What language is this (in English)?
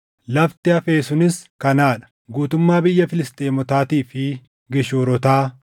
Oromo